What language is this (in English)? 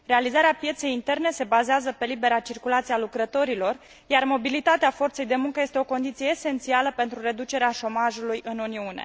Romanian